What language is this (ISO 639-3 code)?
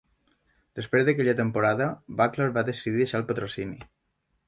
cat